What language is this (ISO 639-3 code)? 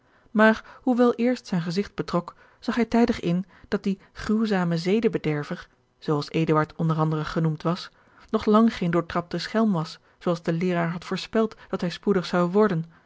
nld